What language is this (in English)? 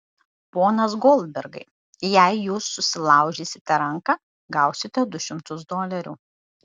Lithuanian